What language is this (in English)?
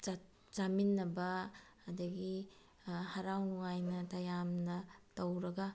Manipuri